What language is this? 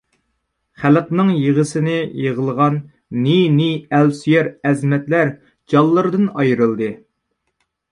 Uyghur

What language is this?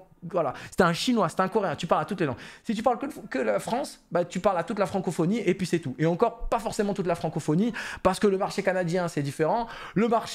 French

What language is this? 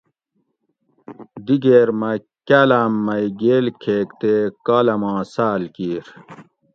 Gawri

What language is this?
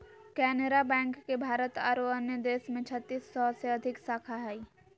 Magahi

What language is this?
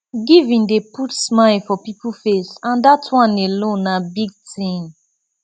Nigerian Pidgin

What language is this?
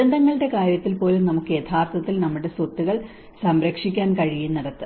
Malayalam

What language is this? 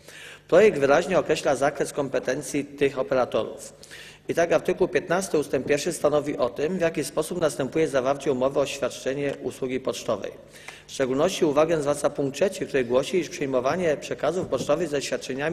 Polish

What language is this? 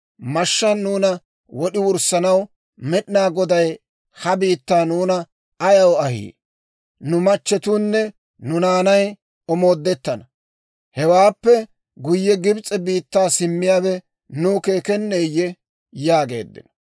Dawro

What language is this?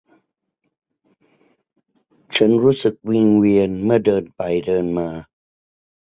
Thai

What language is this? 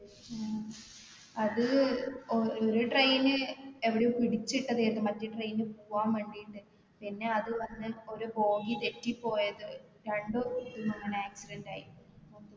Malayalam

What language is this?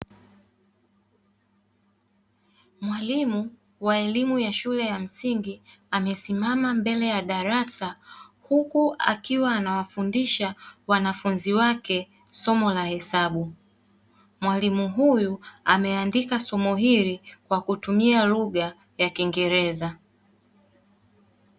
Swahili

